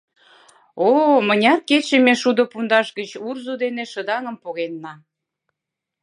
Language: Mari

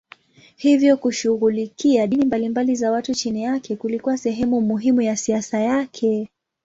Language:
Swahili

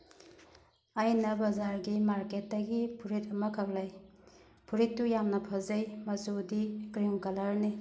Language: Manipuri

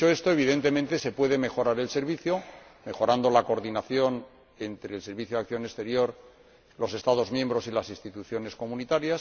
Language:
Spanish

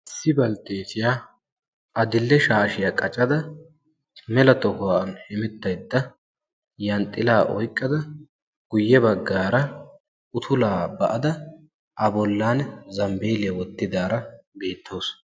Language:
Wolaytta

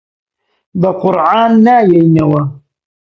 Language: Central Kurdish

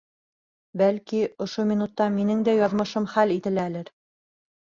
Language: Bashkir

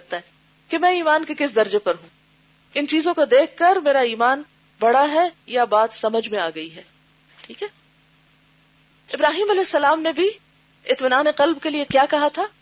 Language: Urdu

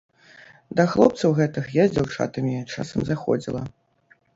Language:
Belarusian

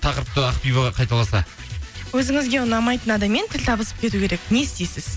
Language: Kazakh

